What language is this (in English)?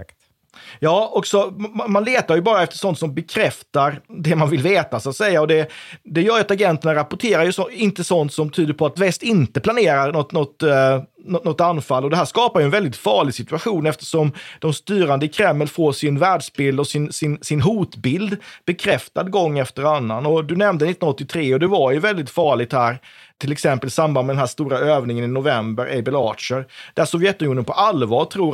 Swedish